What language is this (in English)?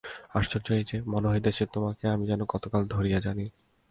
Bangla